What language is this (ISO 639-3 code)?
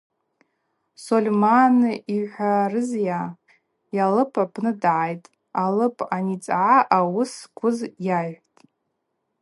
abq